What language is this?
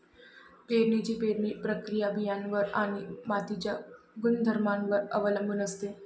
Marathi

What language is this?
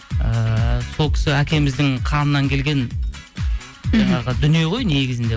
Kazakh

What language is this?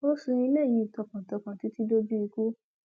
Yoruba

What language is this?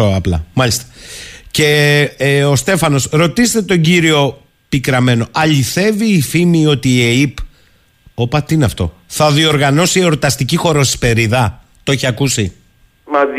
Greek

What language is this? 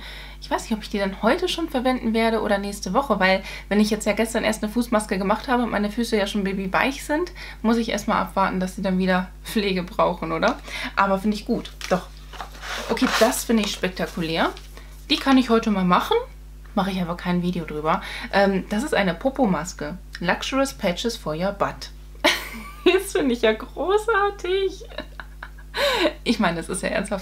German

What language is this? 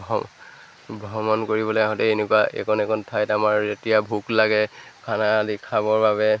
Assamese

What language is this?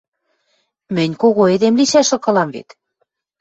Western Mari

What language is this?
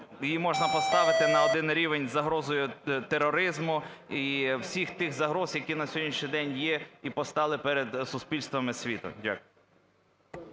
Ukrainian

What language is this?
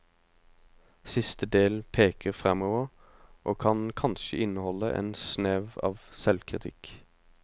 Norwegian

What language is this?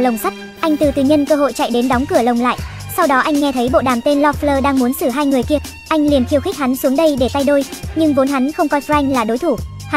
Vietnamese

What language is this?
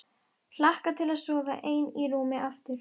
Icelandic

